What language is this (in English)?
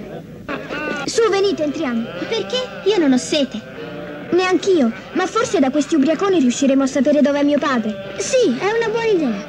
Italian